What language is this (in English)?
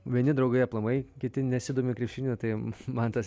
Lithuanian